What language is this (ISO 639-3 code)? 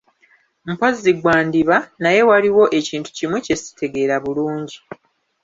lug